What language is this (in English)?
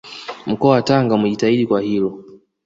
Swahili